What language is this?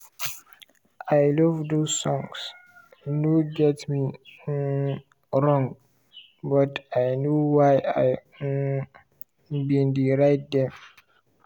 Nigerian Pidgin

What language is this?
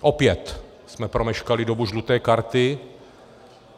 Czech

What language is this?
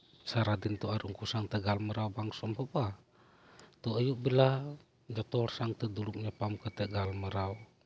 Santali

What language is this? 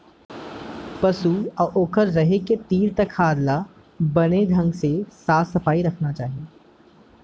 Chhattisgarhi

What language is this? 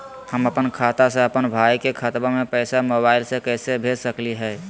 Magahi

